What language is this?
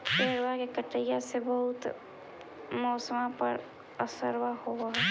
Magahi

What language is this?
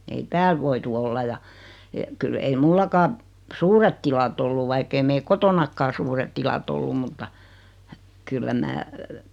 Finnish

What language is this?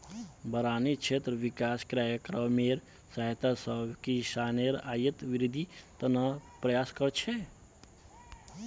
Magahi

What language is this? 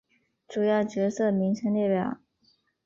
Chinese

